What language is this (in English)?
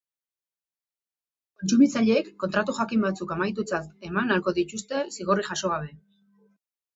Basque